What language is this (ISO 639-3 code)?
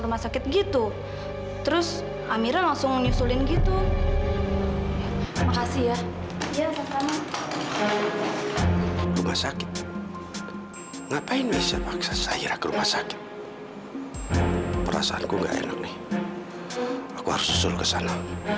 ind